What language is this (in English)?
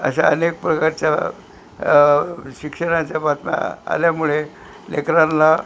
Marathi